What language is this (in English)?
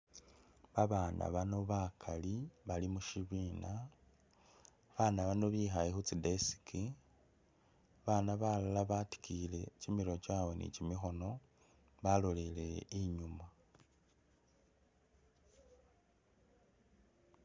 Masaaba